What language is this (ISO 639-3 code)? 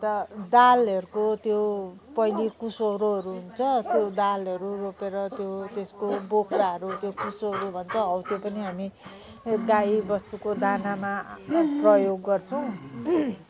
nep